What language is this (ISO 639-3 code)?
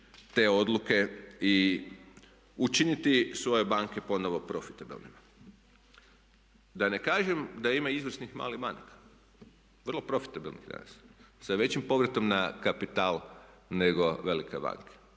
hrv